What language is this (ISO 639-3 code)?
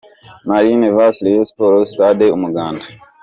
kin